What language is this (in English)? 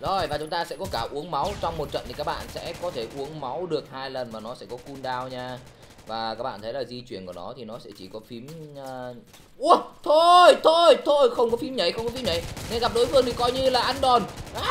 Vietnamese